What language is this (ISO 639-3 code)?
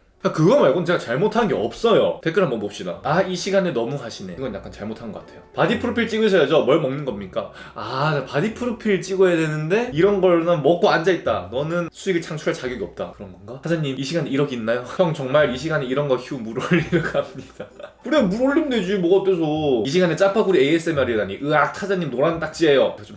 kor